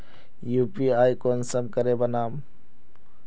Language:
Magahi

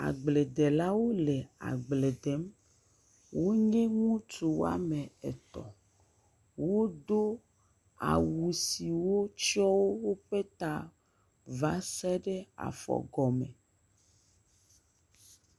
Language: Ewe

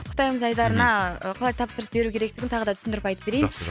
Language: Kazakh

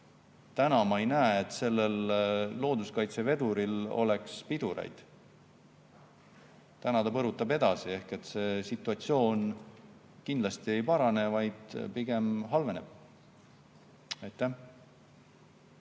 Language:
Estonian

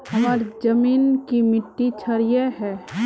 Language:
Magahi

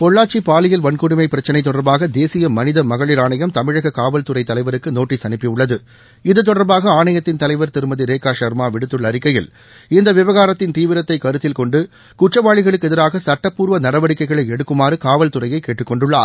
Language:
Tamil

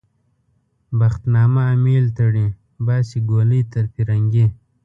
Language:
Pashto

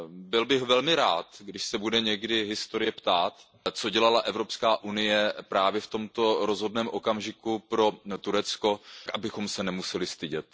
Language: Czech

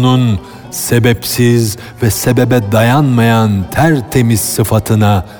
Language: Turkish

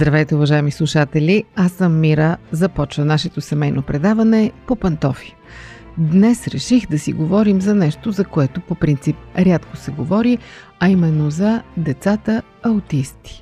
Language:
Bulgarian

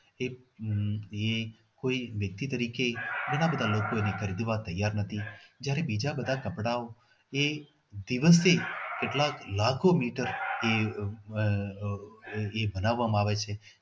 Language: Gujarati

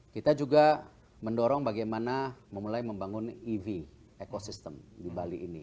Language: Indonesian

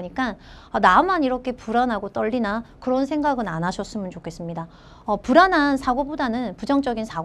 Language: Korean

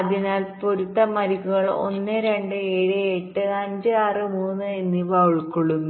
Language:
Malayalam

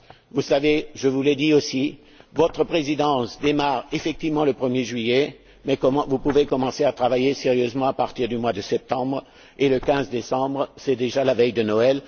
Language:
French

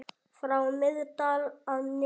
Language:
Icelandic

